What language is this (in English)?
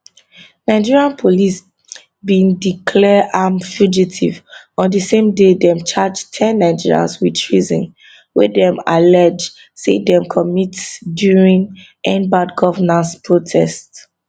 Nigerian Pidgin